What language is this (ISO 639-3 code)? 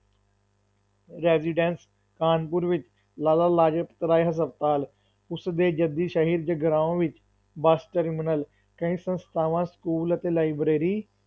pan